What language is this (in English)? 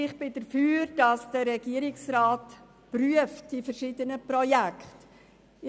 Swiss German